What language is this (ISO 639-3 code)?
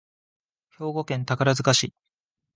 jpn